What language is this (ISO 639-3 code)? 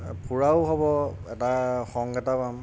asm